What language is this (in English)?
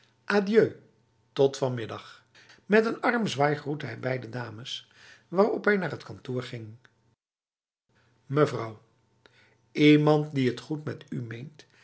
Dutch